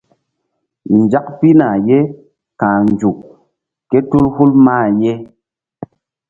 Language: Mbum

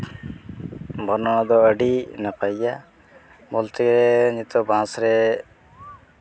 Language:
Santali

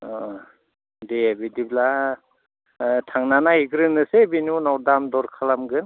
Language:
Bodo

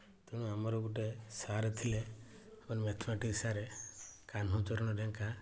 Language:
Odia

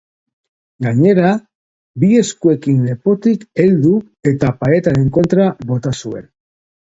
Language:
Basque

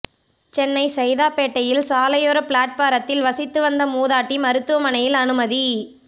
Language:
Tamil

